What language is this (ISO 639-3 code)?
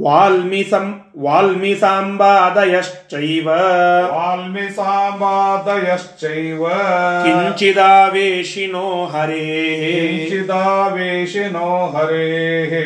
kan